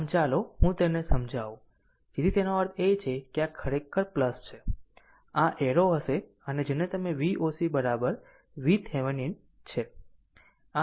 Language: Gujarati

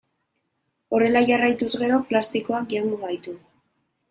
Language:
Basque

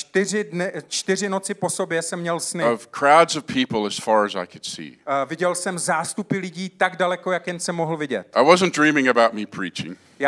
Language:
Czech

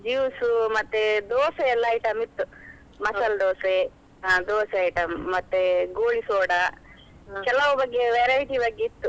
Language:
Kannada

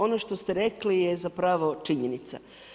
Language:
Croatian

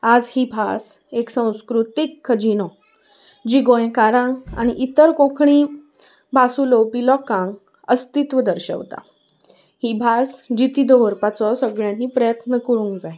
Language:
Konkani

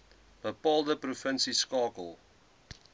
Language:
Afrikaans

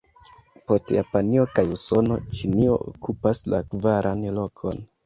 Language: Esperanto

